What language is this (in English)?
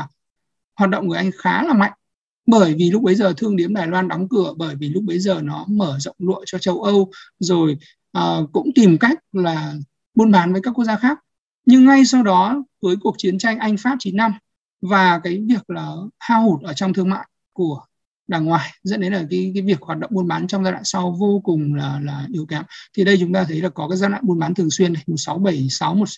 Vietnamese